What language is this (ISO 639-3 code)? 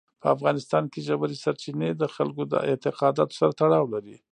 pus